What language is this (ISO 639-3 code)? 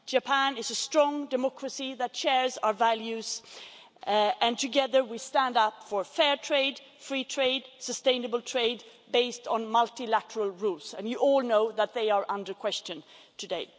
eng